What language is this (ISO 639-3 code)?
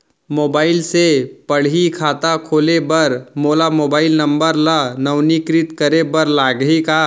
hne